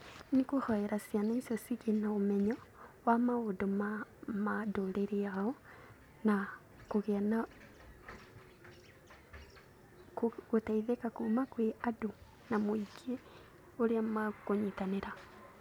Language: Kikuyu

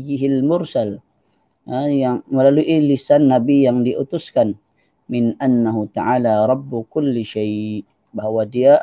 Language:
Malay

